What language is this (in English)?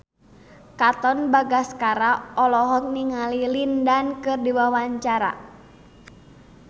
Sundanese